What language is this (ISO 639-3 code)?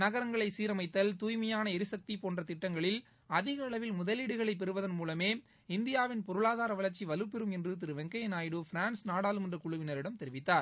tam